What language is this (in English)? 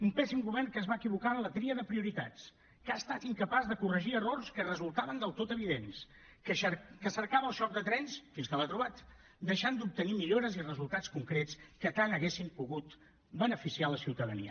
Catalan